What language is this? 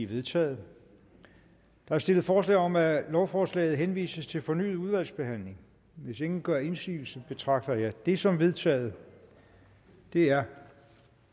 Danish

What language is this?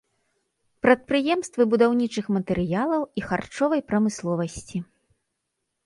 Belarusian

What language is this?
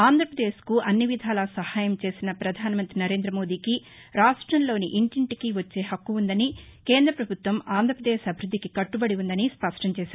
Telugu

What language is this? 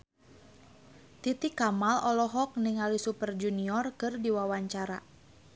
Sundanese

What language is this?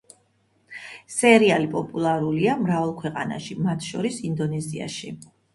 Georgian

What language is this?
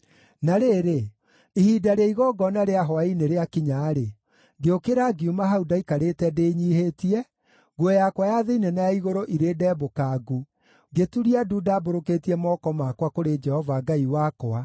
Kikuyu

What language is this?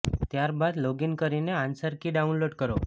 Gujarati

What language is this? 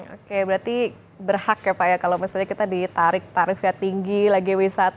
Indonesian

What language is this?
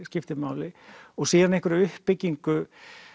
Icelandic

